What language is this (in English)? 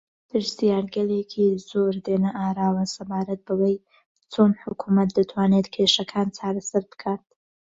Central Kurdish